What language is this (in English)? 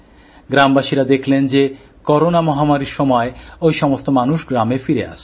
Bangla